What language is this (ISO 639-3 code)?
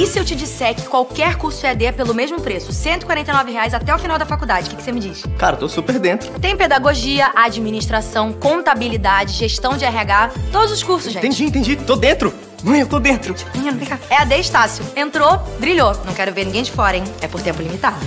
por